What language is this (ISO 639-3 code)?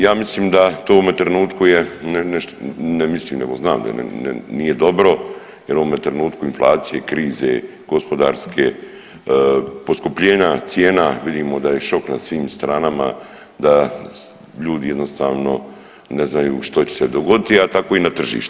hrv